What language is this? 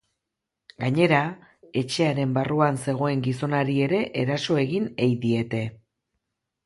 Basque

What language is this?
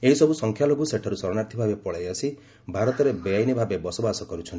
Odia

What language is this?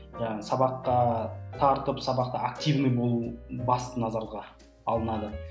Kazakh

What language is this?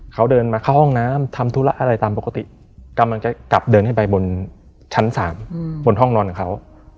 Thai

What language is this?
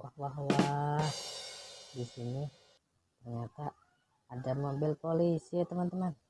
Indonesian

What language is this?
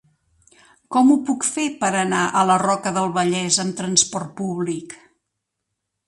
Catalan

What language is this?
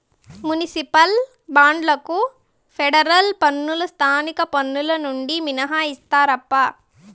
Telugu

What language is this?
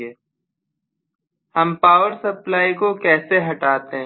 Hindi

